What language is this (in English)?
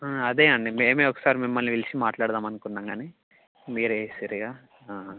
Telugu